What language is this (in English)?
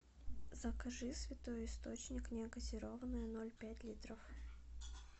Russian